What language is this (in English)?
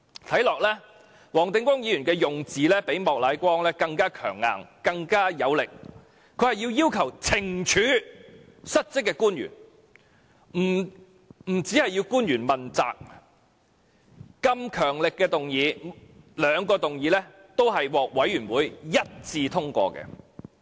Cantonese